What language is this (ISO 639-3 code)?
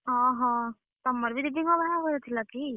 ori